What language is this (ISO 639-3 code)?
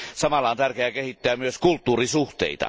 fin